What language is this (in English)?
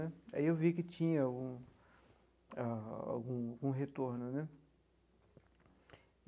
Portuguese